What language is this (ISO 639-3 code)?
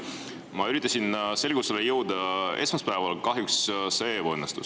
est